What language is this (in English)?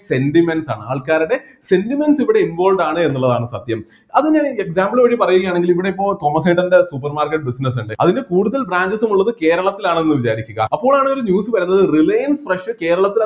Malayalam